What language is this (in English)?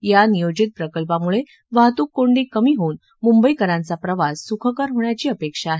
Marathi